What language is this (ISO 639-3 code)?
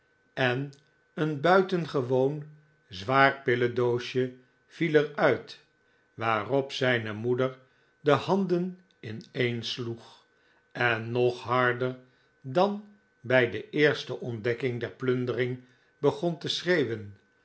nld